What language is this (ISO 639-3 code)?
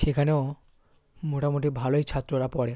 ben